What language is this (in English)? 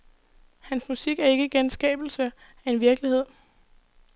Danish